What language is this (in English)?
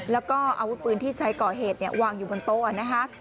Thai